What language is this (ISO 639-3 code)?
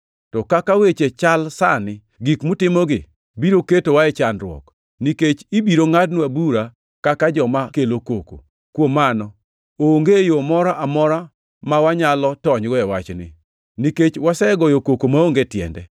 luo